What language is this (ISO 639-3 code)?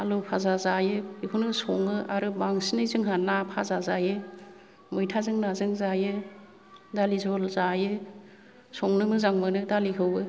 brx